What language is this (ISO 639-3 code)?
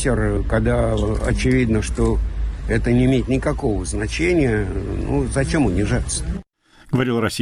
rus